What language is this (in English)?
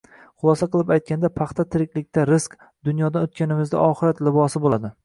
Uzbek